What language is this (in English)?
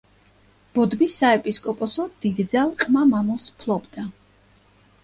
Georgian